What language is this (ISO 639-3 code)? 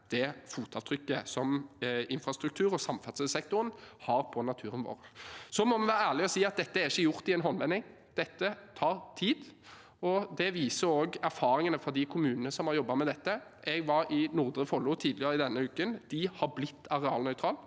nor